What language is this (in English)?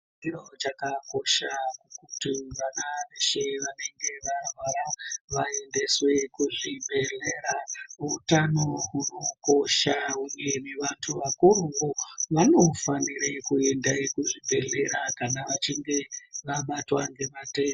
Ndau